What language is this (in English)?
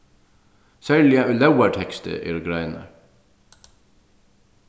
Faroese